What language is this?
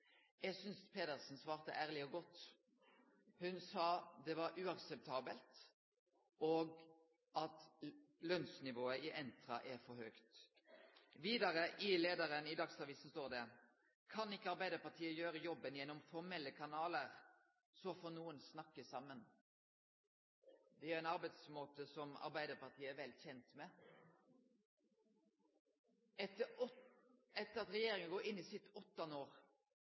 Norwegian Nynorsk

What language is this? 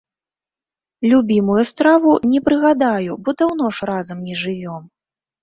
Belarusian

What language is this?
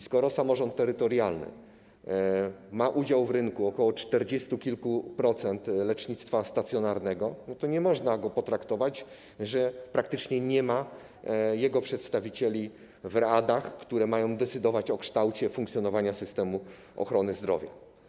Polish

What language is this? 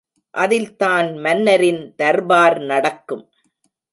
Tamil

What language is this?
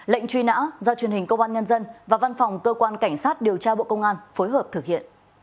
Vietnamese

